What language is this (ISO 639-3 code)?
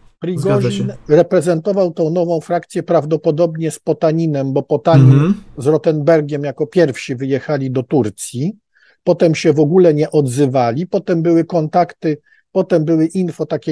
pol